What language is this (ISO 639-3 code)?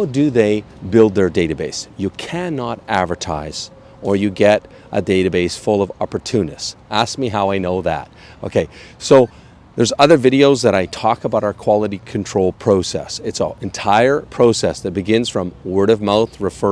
eng